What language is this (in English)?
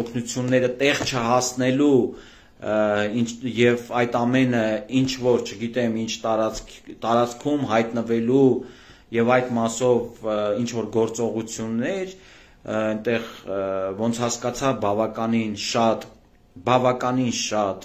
Turkish